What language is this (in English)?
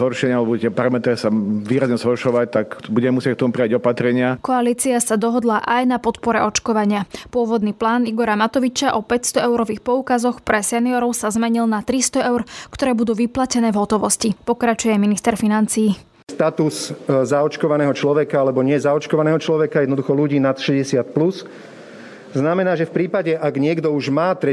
Slovak